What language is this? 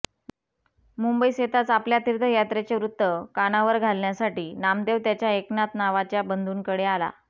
Marathi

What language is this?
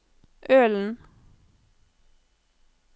Norwegian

